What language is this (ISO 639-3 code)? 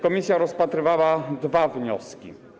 pol